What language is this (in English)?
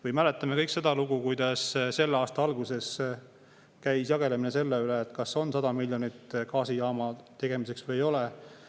Estonian